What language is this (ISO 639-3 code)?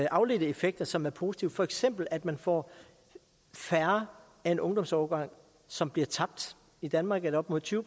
dan